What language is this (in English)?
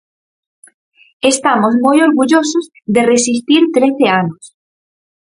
Galician